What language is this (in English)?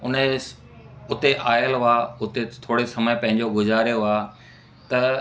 Sindhi